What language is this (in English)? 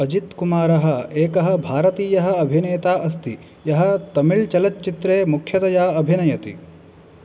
Sanskrit